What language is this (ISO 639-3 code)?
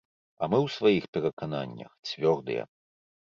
bel